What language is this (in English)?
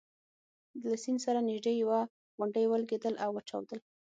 Pashto